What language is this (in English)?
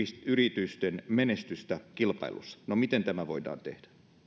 Finnish